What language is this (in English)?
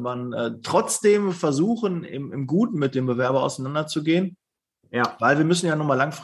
German